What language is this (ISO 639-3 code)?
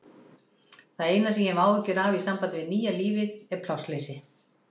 isl